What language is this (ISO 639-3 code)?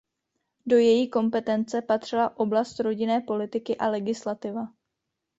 ces